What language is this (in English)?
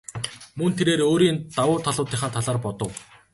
Mongolian